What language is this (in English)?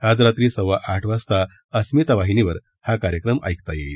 Marathi